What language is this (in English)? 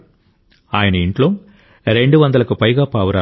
Telugu